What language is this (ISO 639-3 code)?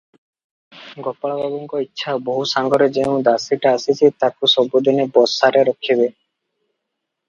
ori